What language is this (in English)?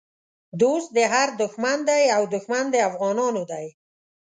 Pashto